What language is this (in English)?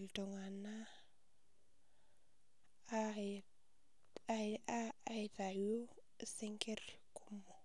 Masai